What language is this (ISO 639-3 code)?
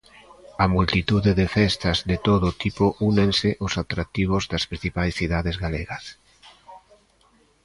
glg